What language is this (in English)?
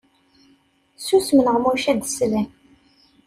Kabyle